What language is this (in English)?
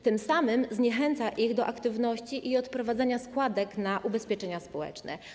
Polish